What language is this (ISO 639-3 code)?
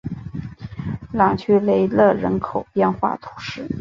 zho